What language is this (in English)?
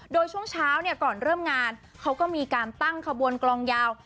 Thai